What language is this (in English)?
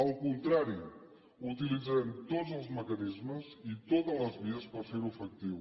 Catalan